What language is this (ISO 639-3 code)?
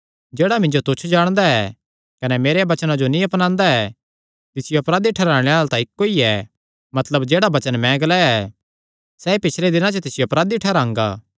xnr